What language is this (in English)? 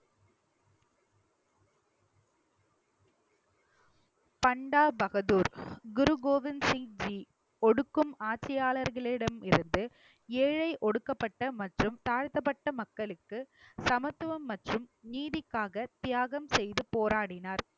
Tamil